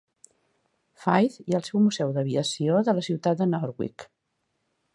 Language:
Catalan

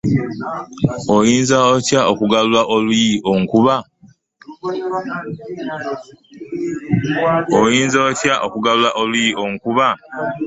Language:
Ganda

